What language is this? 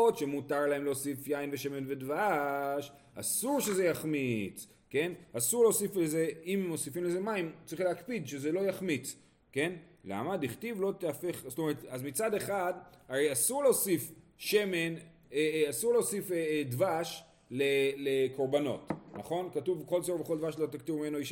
Hebrew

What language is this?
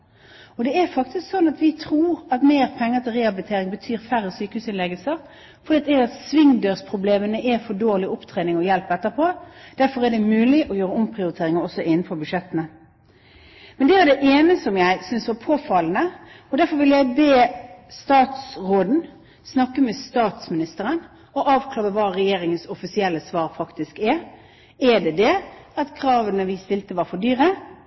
Norwegian Bokmål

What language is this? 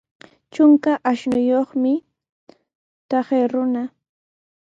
Sihuas Ancash Quechua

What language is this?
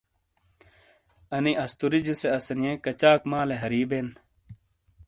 Shina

